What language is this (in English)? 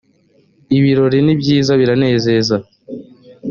Kinyarwanda